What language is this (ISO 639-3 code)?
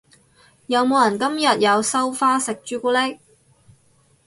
yue